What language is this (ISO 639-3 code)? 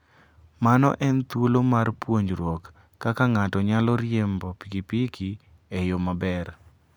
luo